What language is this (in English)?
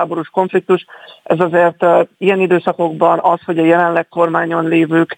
Hungarian